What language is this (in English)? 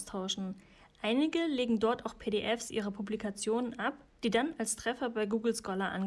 German